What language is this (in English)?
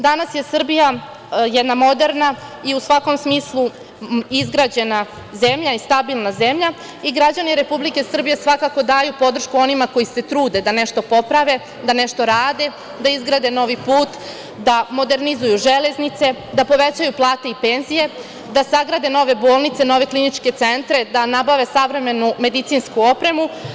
Serbian